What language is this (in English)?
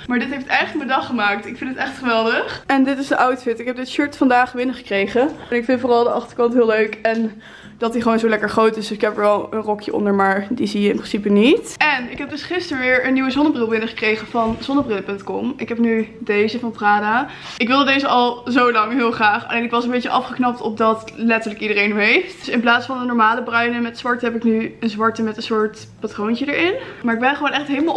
Dutch